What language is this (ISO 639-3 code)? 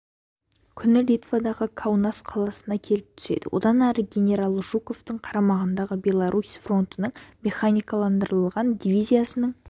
kaz